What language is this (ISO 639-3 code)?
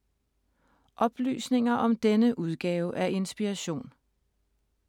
dan